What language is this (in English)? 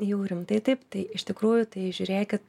Lithuanian